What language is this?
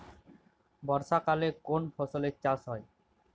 Bangla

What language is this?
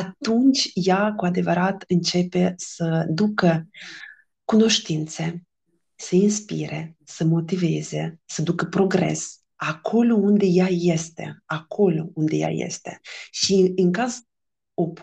Romanian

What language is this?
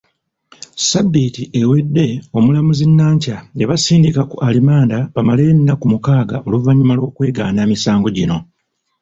Ganda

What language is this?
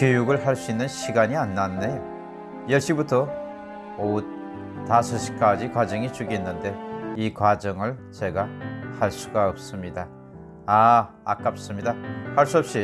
Korean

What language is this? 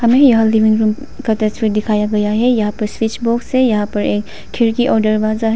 Hindi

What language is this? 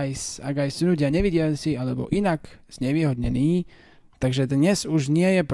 Slovak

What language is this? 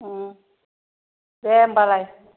Bodo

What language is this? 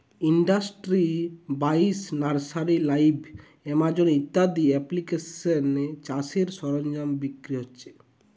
Bangla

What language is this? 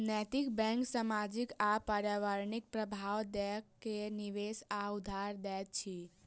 Maithili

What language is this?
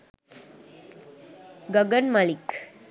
Sinhala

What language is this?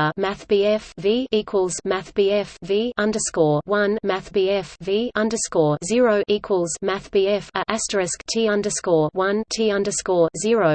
English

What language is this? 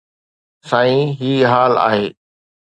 Sindhi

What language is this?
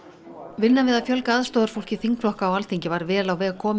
Icelandic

